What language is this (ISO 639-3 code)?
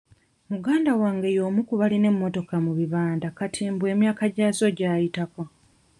lug